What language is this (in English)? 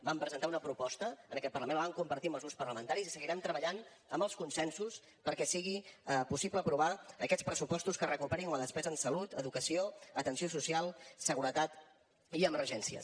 Catalan